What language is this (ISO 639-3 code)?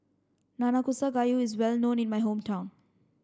eng